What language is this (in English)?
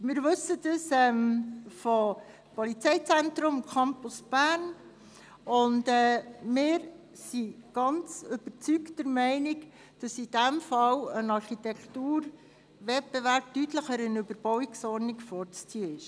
Swiss German